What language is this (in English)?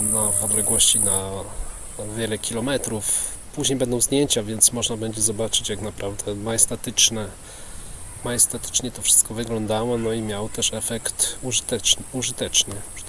Polish